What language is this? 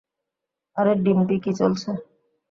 Bangla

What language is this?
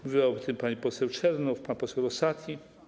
Polish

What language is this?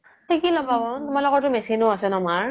Assamese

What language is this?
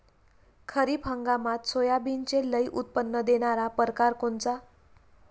Marathi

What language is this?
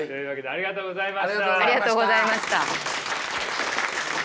Japanese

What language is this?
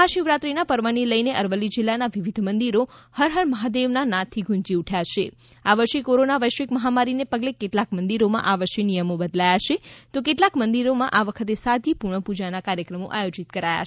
Gujarati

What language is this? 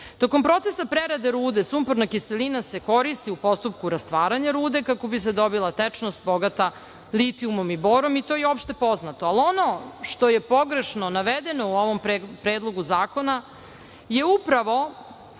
Serbian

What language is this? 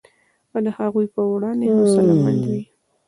Pashto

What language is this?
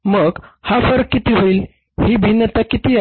Marathi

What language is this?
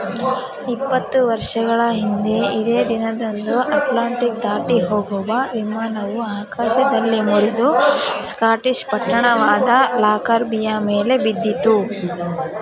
Kannada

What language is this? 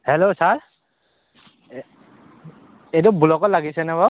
Assamese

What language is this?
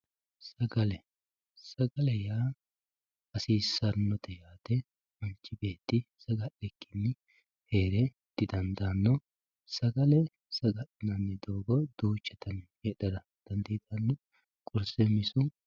Sidamo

